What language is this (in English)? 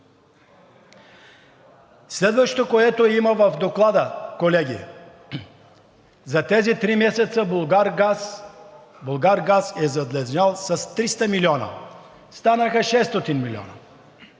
Bulgarian